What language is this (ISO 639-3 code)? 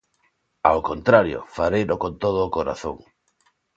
glg